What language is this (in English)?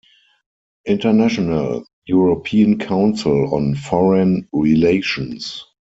English